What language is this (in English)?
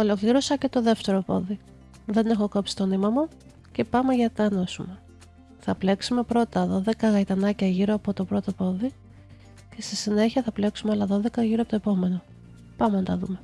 Greek